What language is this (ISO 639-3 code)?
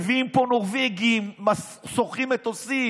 heb